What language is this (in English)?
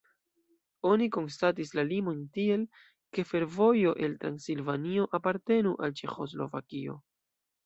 Esperanto